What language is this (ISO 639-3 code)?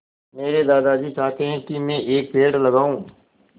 hin